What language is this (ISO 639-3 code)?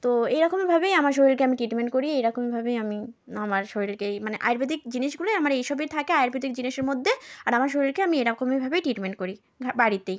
ben